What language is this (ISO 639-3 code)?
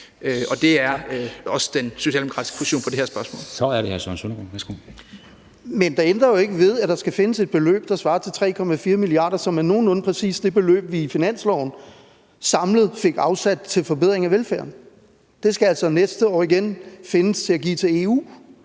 dan